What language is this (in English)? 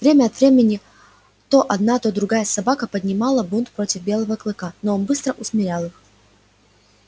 Russian